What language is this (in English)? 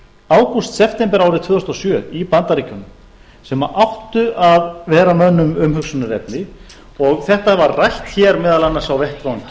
Icelandic